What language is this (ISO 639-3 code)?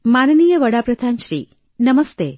guj